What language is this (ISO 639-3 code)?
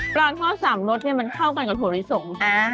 tha